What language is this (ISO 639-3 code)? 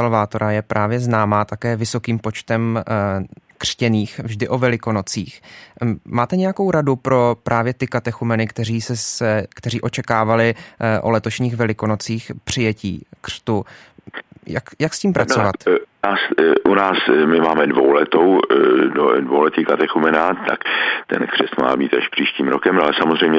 ces